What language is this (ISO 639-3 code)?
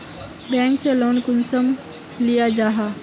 mag